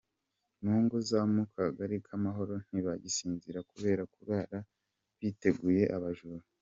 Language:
Kinyarwanda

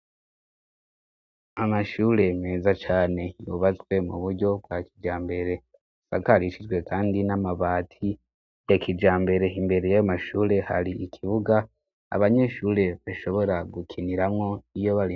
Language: Rundi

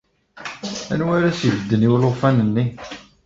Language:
Kabyle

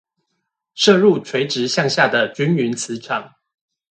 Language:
Chinese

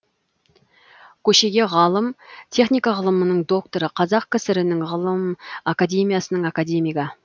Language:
Kazakh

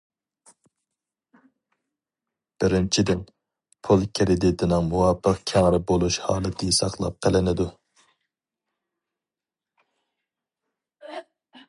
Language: Uyghur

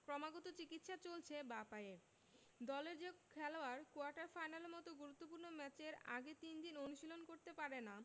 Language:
Bangla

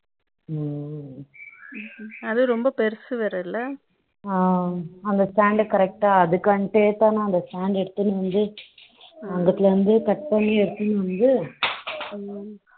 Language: Tamil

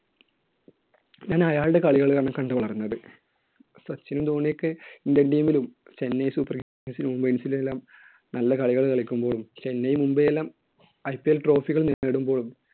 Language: Malayalam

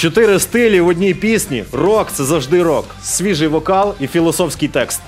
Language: Ukrainian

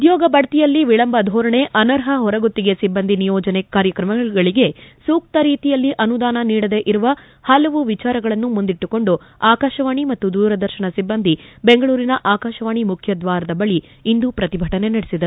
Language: Kannada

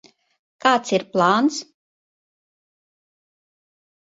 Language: Latvian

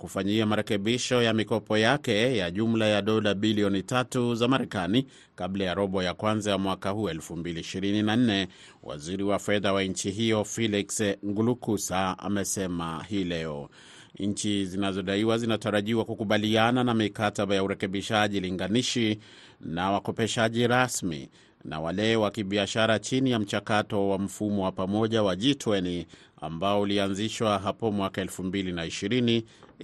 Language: Swahili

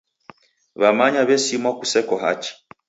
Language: Taita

